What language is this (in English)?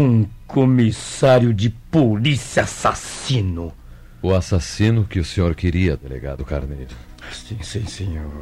Portuguese